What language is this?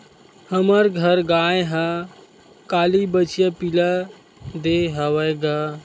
Chhattisgarhi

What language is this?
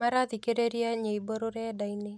Kikuyu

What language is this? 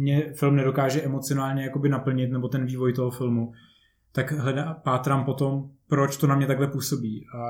Czech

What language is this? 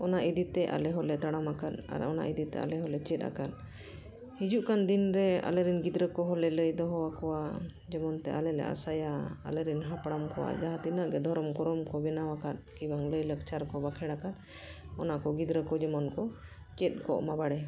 Santali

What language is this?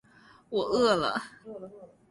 Chinese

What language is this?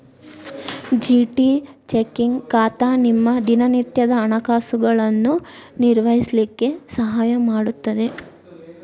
Kannada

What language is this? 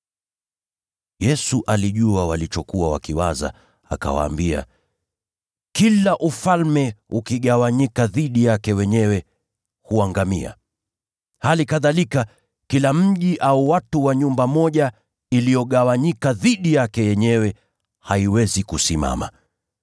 Swahili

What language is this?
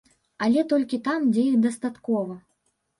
Belarusian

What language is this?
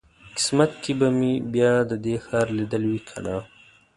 Pashto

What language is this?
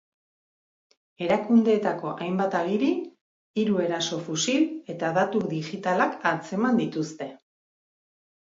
Basque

